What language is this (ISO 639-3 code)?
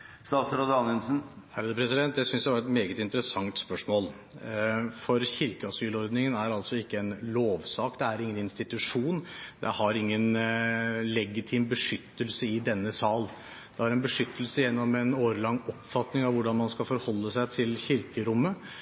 nob